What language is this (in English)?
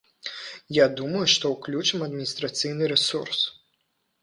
Belarusian